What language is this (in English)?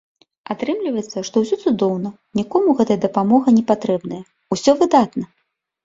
Belarusian